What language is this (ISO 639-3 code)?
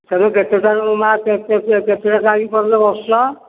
ori